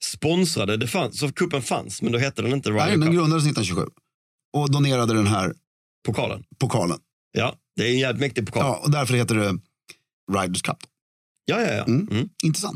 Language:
Swedish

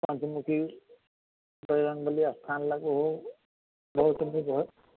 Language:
Maithili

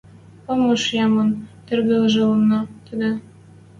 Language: Western Mari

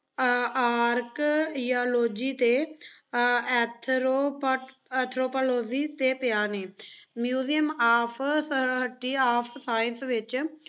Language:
Punjabi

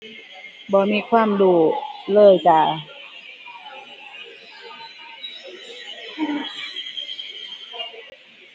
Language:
Thai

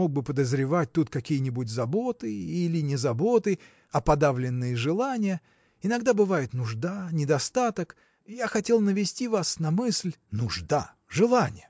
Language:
Russian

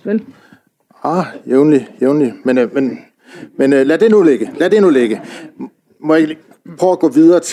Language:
Danish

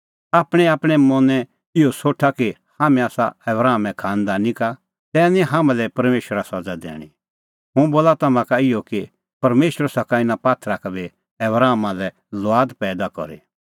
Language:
Kullu Pahari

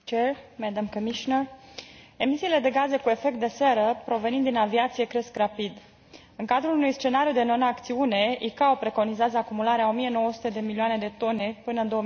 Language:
Romanian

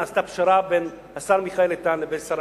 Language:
Hebrew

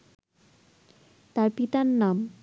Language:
Bangla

